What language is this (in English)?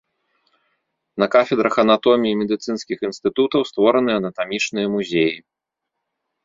Belarusian